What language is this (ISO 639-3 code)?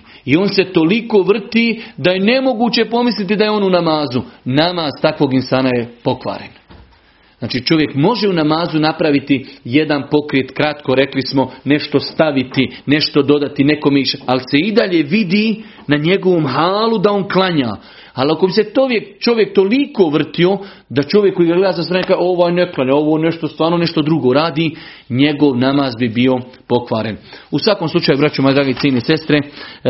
hrv